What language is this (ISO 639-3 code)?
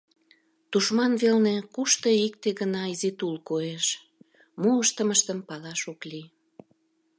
chm